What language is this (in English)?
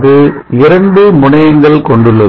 Tamil